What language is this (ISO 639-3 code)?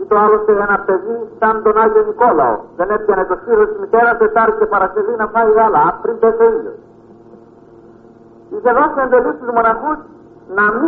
ell